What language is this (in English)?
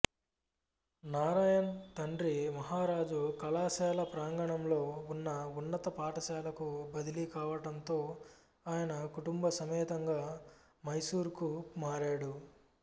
Telugu